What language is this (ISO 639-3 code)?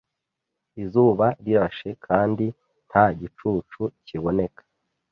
kin